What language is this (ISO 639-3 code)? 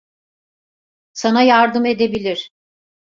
tur